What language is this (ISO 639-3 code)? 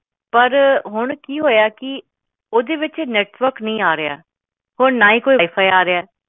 pan